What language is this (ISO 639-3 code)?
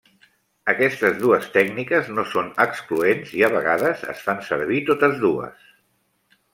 cat